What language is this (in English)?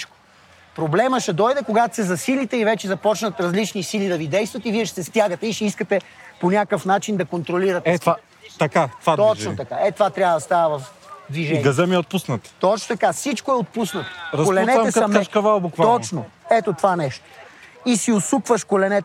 Bulgarian